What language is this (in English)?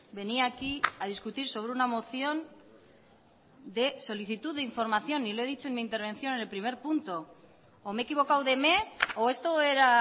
Spanish